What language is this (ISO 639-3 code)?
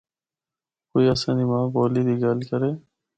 hno